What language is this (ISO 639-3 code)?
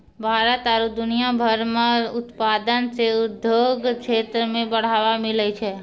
mai